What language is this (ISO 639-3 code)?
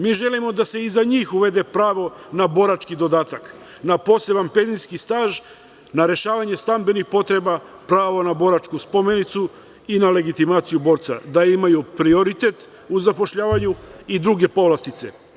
srp